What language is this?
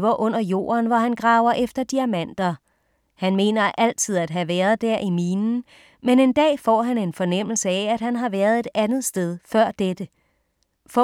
Danish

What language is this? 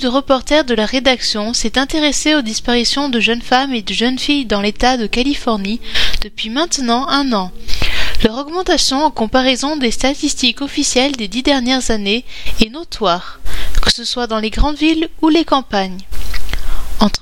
French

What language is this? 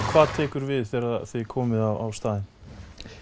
Icelandic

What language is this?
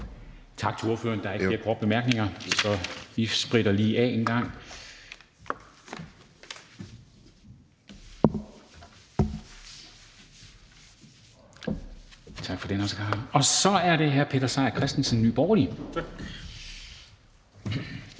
Danish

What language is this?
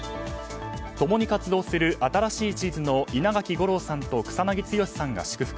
Japanese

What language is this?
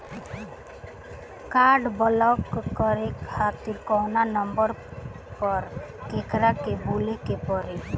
Bhojpuri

